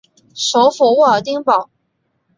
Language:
Chinese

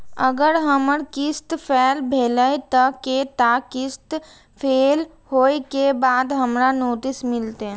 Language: Maithili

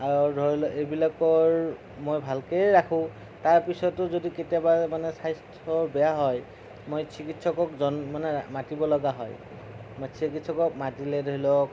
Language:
Assamese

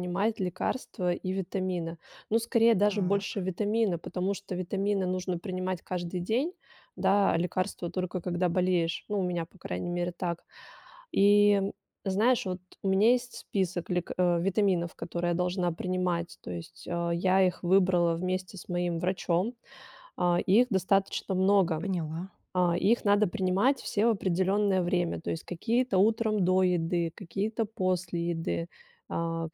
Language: Russian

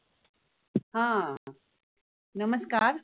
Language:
Marathi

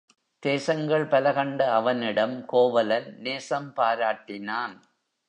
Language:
Tamil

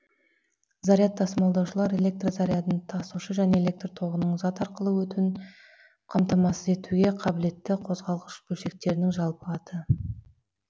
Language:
Kazakh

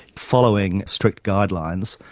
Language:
English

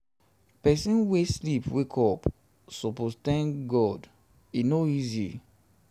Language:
Nigerian Pidgin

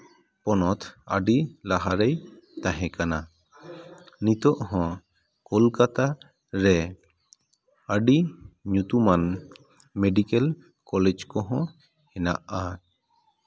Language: Santali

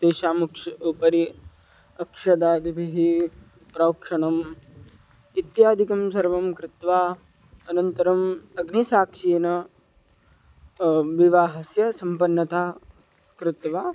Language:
Sanskrit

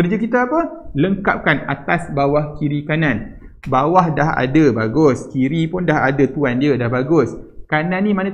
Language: Malay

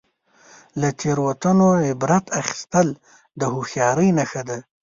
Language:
Pashto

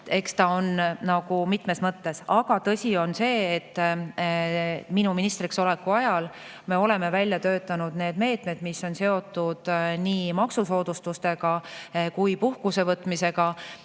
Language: Estonian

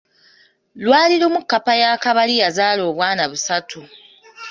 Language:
Ganda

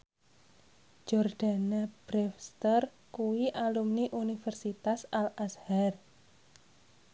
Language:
Javanese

